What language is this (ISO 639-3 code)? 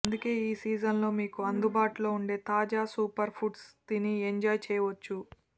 tel